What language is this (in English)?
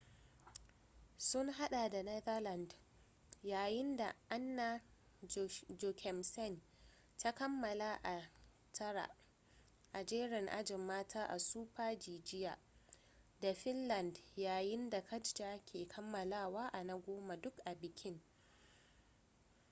Hausa